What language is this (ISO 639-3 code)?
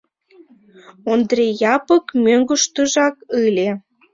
chm